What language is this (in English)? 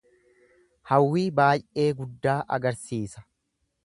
Oromo